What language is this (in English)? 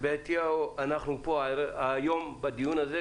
Hebrew